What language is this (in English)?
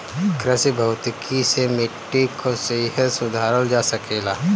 Bhojpuri